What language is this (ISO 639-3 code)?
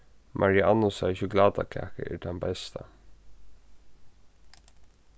fao